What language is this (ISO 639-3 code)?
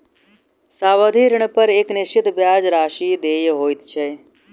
mai